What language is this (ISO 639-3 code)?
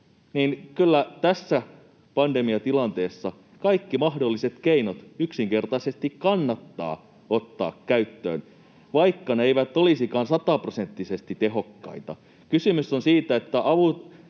fin